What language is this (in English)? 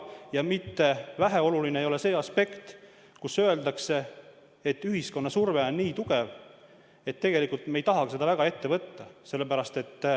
Estonian